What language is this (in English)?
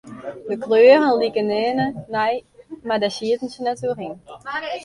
Western Frisian